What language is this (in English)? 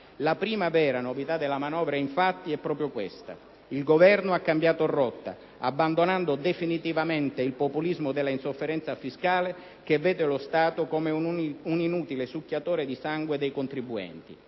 Italian